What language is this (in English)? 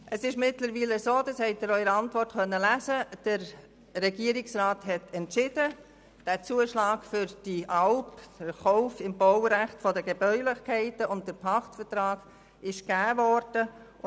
Swiss German